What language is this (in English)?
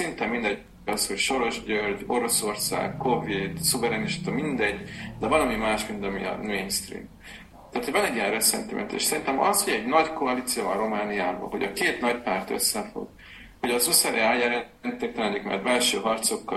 Hungarian